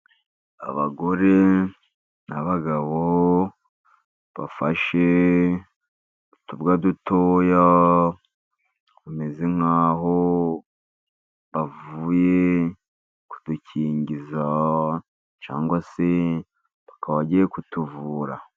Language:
Kinyarwanda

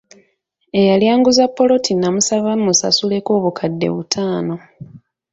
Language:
Ganda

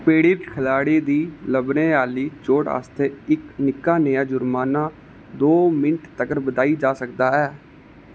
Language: Dogri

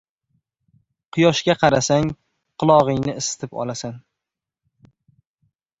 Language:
Uzbek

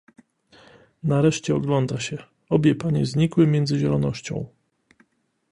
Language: Polish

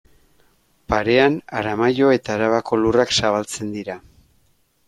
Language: Basque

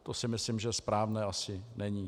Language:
Czech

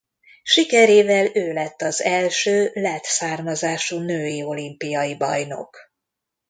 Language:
Hungarian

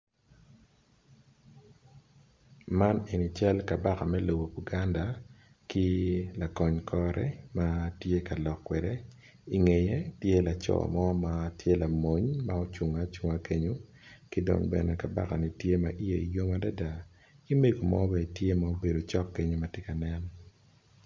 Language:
Acoli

